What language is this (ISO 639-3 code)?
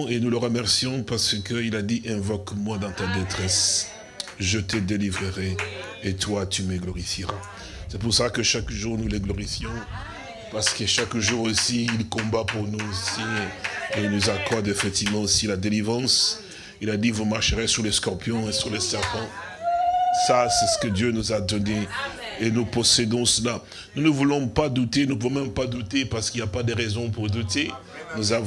fra